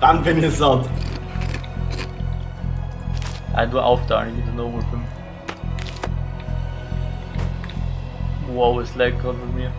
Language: German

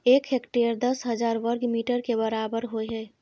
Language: Maithili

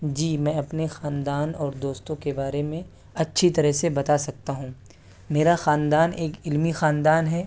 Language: Urdu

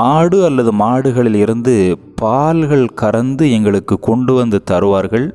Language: Tamil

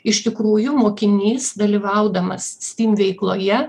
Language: Lithuanian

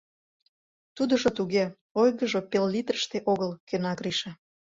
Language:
Mari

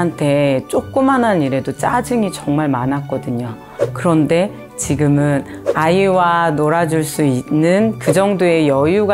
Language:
Korean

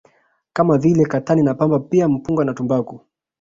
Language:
Swahili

